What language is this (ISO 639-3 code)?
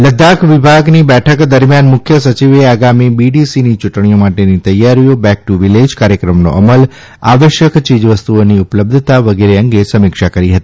guj